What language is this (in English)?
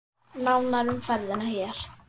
Icelandic